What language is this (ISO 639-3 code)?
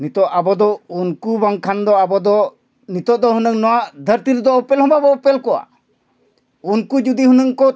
sat